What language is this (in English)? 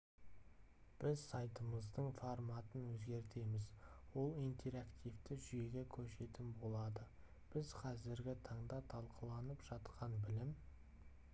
Kazakh